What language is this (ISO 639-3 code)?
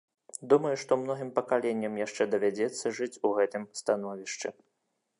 bel